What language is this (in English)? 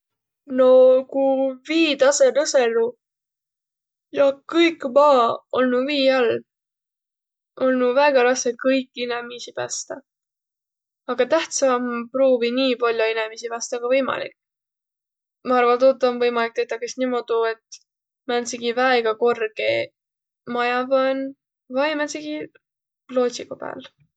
Võro